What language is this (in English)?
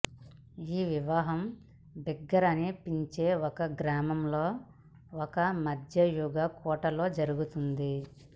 Telugu